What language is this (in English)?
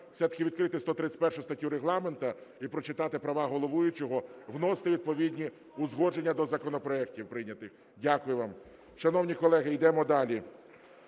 Ukrainian